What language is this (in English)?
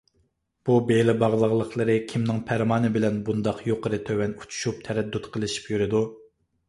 Uyghur